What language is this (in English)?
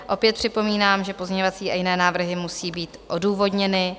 Czech